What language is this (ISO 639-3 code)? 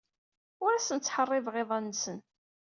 kab